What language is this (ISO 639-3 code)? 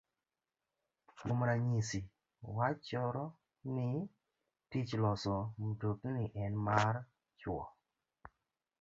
luo